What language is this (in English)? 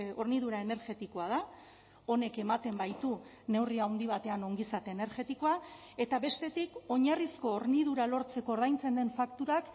Basque